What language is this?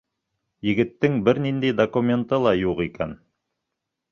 Bashkir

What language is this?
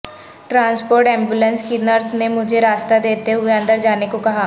Urdu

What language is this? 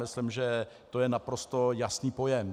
Czech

